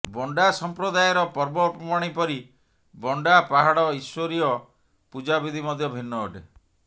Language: Odia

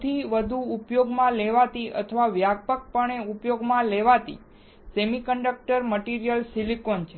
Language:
Gujarati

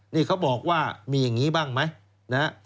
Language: Thai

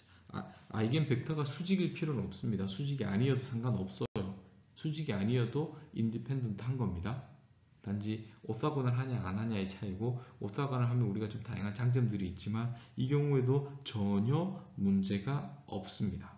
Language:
Korean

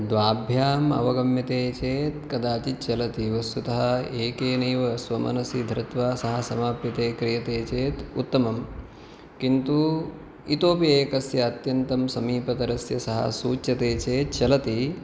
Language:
Sanskrit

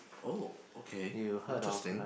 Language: English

